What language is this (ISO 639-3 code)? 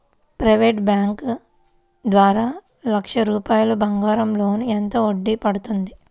tel